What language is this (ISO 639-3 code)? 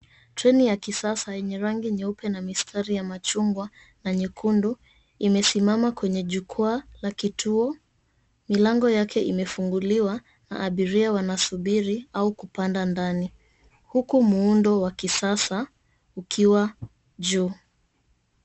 swa